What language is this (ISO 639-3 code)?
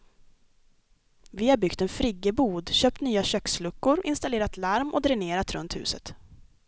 swe